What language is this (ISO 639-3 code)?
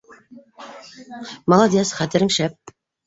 bak